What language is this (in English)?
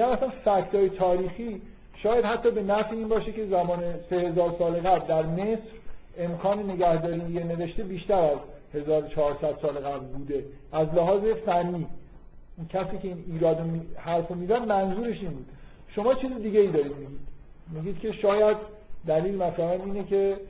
Persian